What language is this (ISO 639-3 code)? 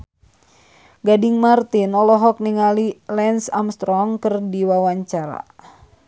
sun